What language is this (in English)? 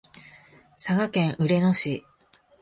Japanese